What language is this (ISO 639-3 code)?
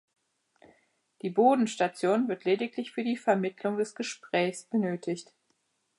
deu